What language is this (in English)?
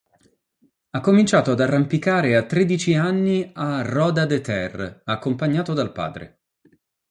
Italian